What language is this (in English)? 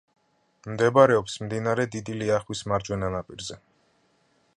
Georgian